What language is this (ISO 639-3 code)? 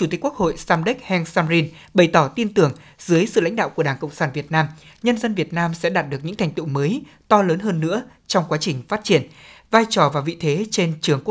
vie